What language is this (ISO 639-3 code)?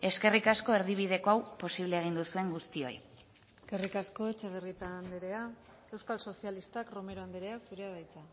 eus